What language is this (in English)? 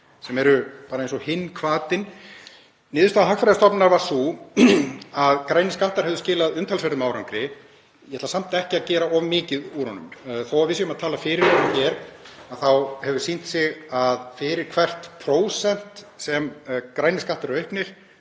Icelandic